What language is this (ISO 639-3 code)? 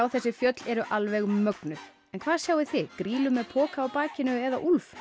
isl